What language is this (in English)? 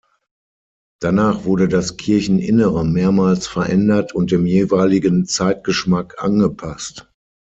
German